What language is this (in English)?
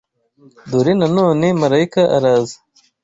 Kinyarwanda